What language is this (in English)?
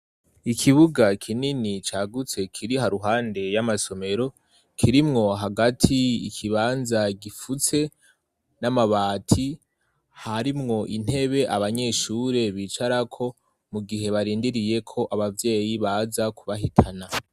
Rundi